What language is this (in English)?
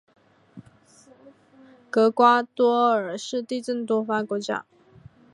Chinese